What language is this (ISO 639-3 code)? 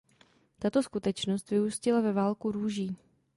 ces